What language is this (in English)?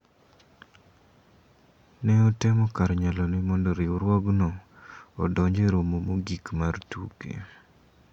Luo (Kenya and Tanzania)